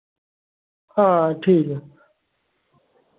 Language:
Dogri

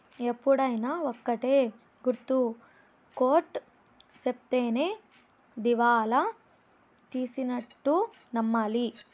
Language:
Telugu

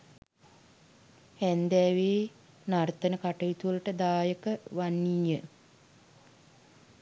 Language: Sinhala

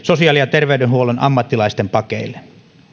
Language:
Finnish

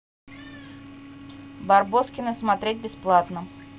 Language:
Russian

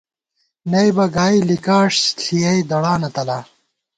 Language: Gawar-Bati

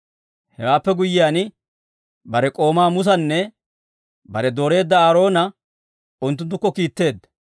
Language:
Dawro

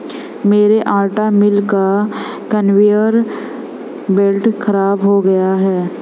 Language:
Hindi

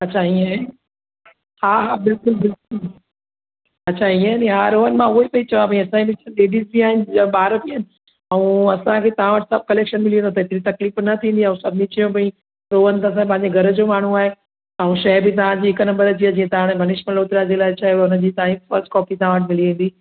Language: Sindhi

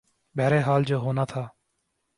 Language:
Urdu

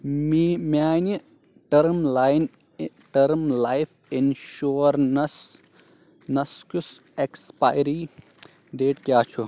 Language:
Kashmiri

